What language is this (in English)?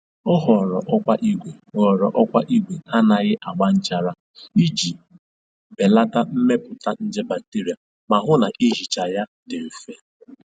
Igbo